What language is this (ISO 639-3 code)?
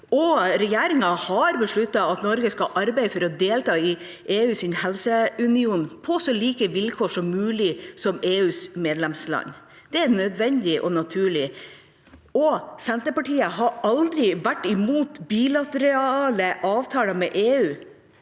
nor